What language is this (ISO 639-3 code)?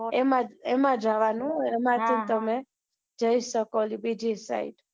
guj